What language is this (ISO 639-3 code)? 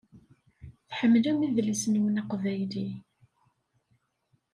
kab